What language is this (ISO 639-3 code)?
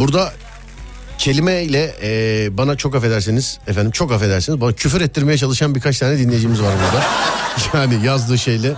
tur